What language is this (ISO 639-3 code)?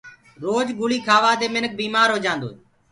ggg